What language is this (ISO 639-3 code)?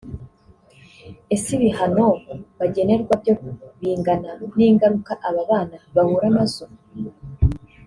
kin